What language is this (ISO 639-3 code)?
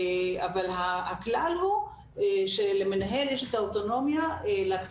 heb